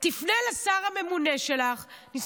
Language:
Hebrew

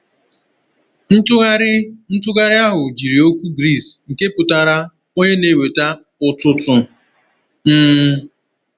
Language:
Igbo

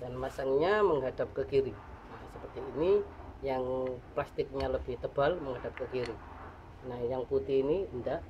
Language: Indonesian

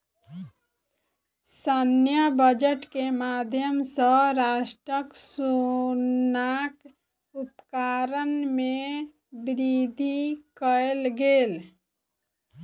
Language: Maithili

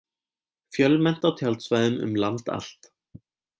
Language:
Icelandic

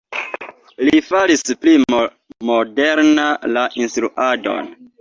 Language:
Esperanto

